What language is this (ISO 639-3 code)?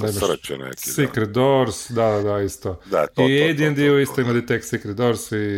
hrv